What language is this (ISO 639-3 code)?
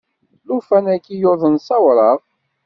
kab